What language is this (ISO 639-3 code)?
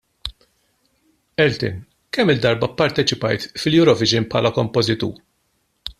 mlt